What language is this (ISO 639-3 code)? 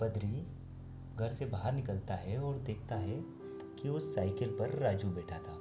hin